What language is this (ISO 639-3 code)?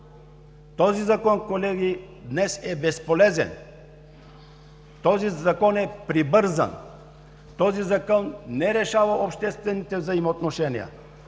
bul